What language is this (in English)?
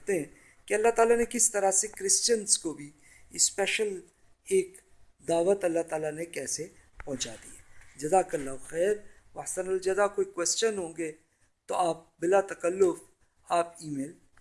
Urdu